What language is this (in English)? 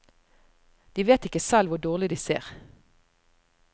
Norwegian